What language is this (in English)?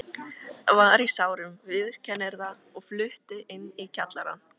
Icelandic